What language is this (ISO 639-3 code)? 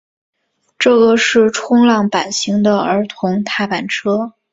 zho